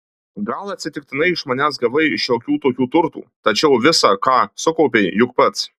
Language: Lithuanian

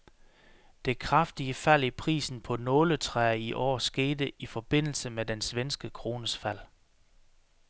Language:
Danish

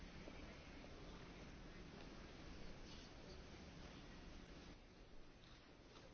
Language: Czech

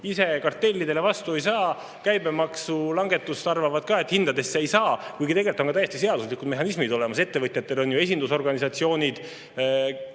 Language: Estonian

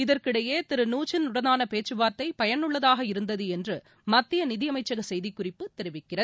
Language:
Tamil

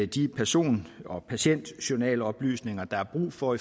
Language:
Danish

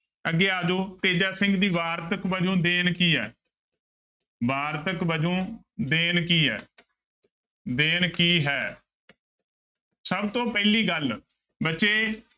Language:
Punjabi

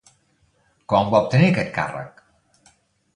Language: Catalan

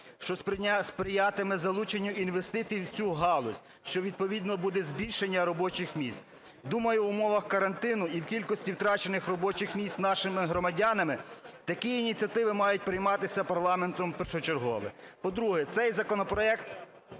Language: Ukrainian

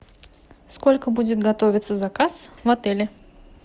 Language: Russian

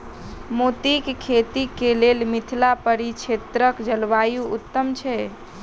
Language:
Maithili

